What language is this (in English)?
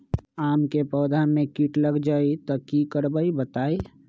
Magahi